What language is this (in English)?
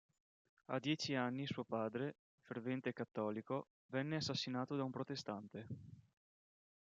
Italian